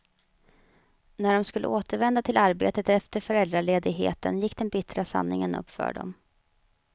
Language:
Swedish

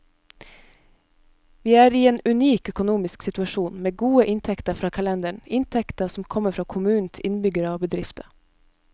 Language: Norwegian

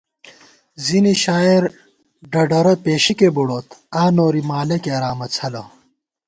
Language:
Gawar-Bati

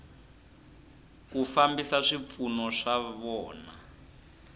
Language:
Tsonga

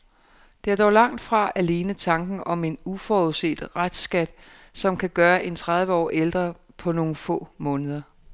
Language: Danish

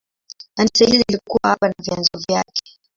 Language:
Swahili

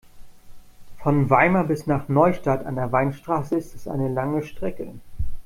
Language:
German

